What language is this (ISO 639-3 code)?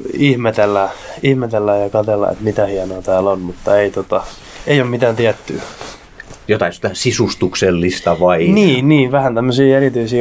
fin